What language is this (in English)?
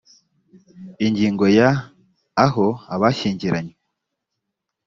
Kinyarwanda